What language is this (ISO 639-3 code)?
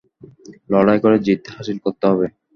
ben